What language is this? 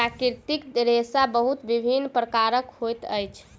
Maithili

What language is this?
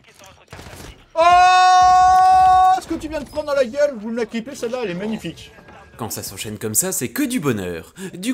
French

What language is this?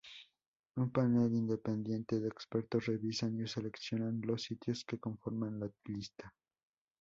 Spanish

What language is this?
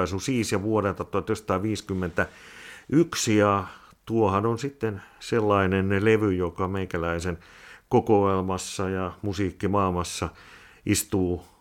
Finnish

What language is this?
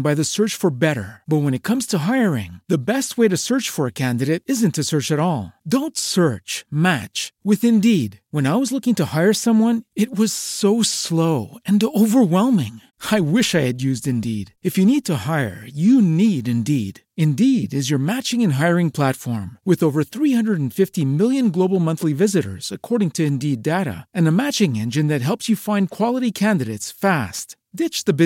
Persian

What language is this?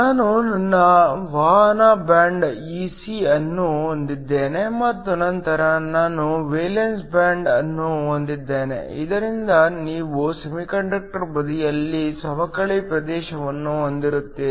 Kannada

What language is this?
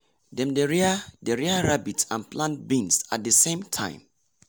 Nigerian Pidgin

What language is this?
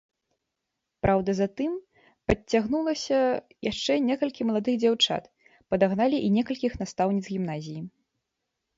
Belarusian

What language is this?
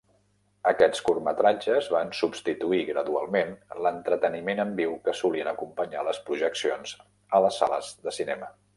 Catalan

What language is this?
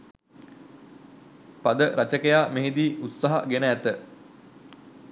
Sinhala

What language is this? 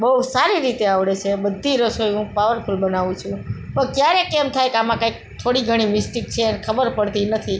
Gujarati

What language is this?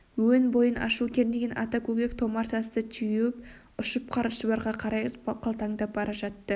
Kazakh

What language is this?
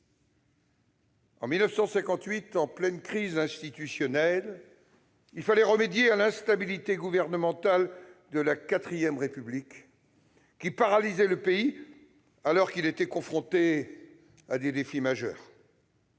French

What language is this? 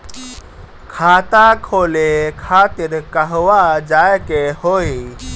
Bhojpuri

